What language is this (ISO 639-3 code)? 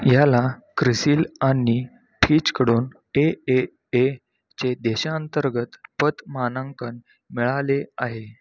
mar